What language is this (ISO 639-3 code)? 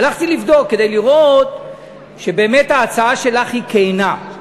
heb